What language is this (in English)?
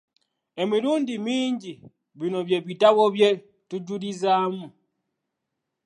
Ganda